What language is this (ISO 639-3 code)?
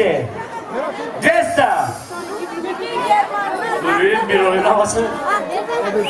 tur